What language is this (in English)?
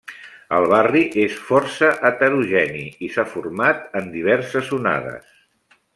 Catalan